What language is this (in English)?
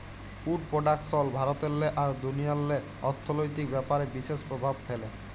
Bangla